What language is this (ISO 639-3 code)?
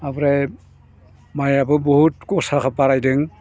brx